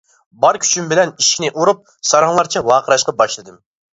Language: Uyghur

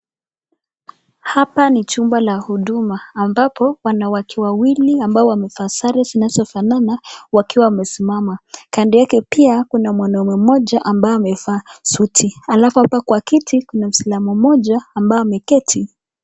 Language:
Swahili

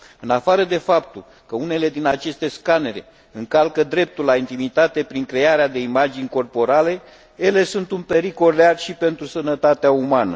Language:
Romanian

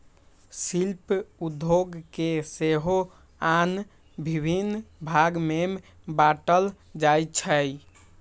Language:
Magahi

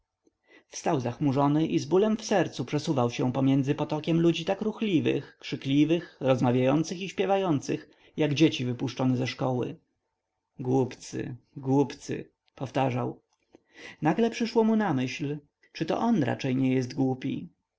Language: Polish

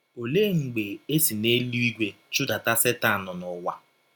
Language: Igbo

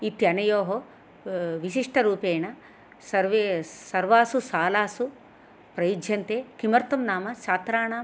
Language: Sanskrit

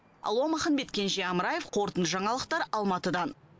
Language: Kazakh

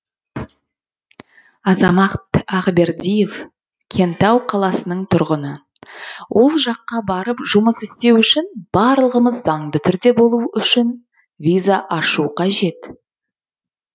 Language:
Kazakh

